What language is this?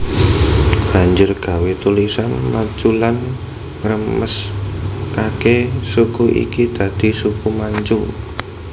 Javanese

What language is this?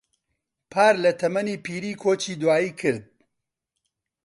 Central Kurdish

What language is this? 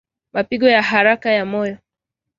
Swahili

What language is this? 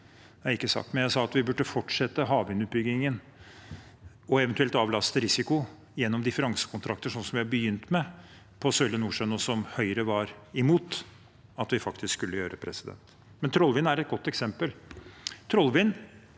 Norwegian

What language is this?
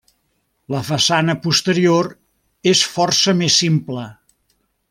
Catalan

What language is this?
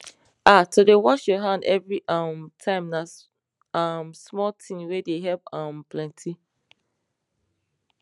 Nigerian Pidgin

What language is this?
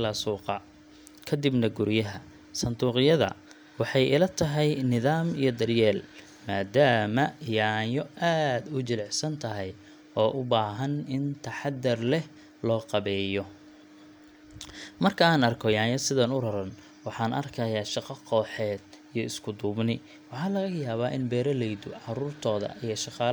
Somali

